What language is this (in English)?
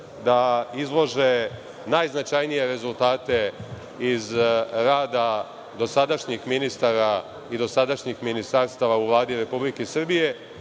Serbian